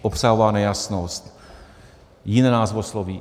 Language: Czech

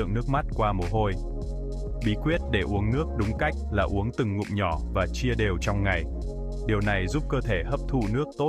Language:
Vietnamese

